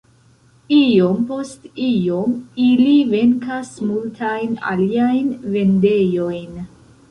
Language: Esperanto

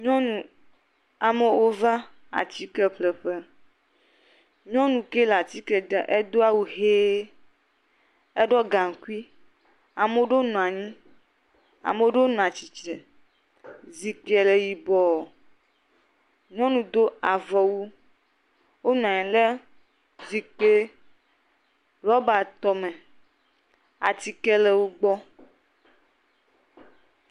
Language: Ewe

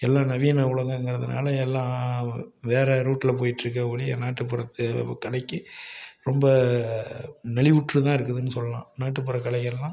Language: Tamil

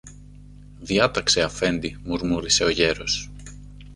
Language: Greek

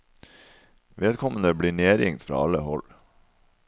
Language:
Norwegian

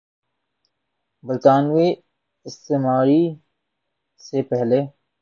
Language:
Urdu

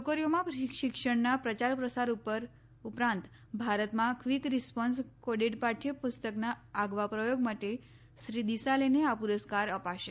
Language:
Gujarati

